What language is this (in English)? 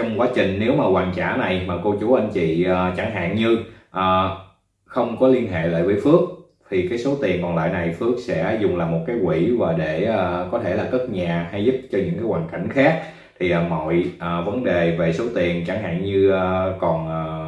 Vietnamese